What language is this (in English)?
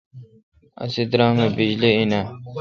Kalkoti